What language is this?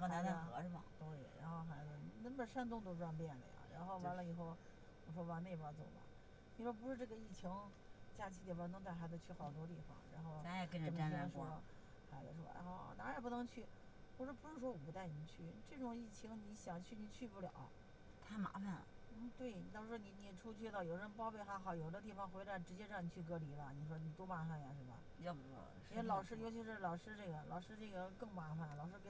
Chinese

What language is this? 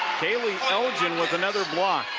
English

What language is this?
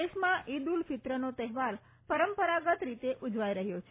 Gujarati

